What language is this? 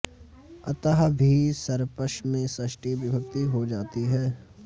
Sanskrit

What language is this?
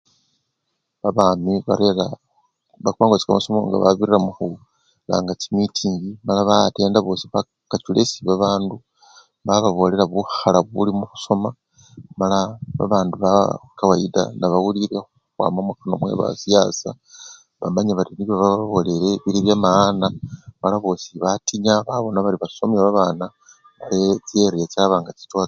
Luyia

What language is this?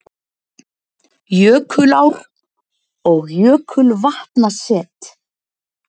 Icelandic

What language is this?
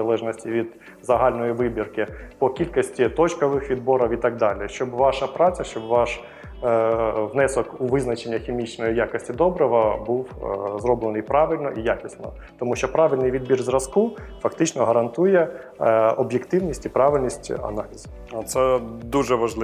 Ukrainian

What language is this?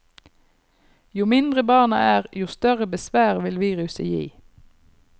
Norwegian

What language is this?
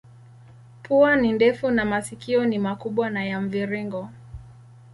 Swahili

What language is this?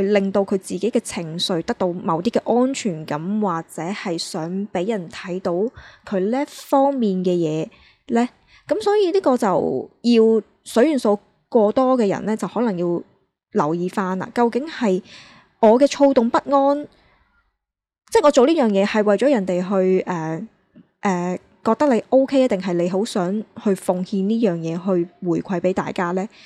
Chinese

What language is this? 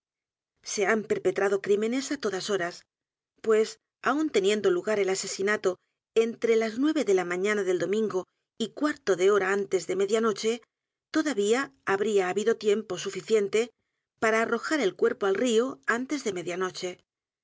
Spanish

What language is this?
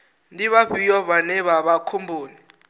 Venda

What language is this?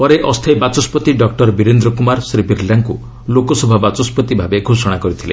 Odia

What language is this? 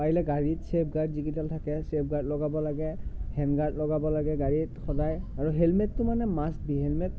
Assamese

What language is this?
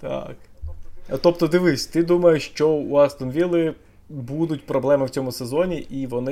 Ukrainian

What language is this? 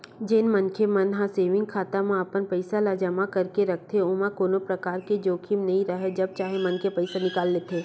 Chhattisgarhi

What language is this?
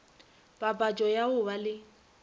Northern Sotho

